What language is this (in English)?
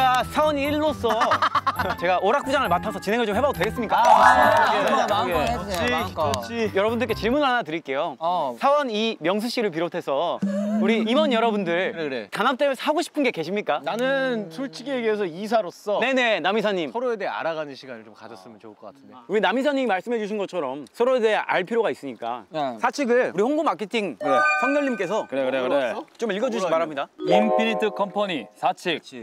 Korean